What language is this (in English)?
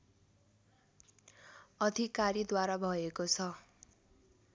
Nepali